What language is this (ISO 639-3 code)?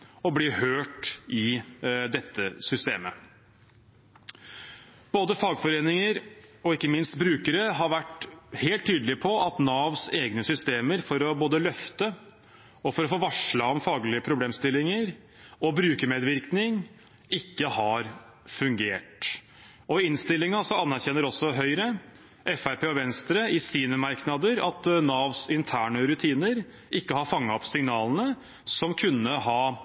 nob